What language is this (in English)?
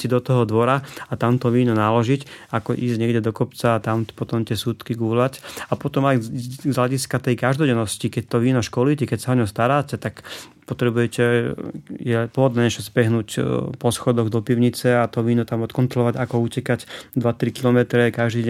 Slovak